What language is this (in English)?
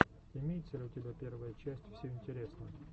Russian